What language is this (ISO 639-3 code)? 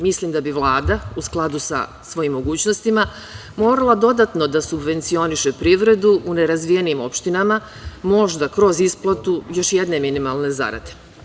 srp